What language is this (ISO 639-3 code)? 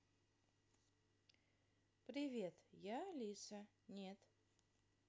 rus